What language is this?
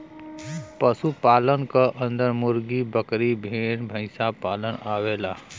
Bhojpuri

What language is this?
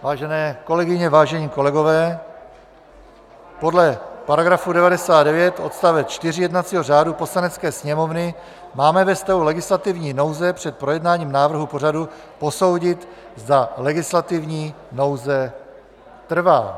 Czech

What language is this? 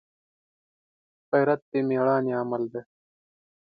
Pashto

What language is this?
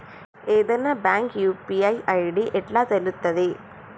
Telugu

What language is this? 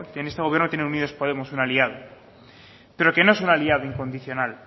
Spanish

